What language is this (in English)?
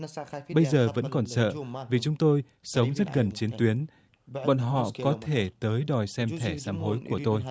Vietnamese